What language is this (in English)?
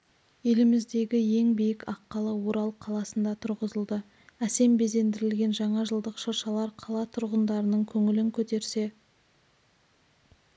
Kazakh